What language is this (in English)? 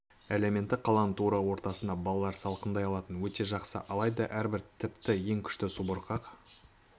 Kazakh